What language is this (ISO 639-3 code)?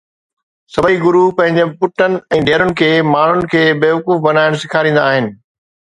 snd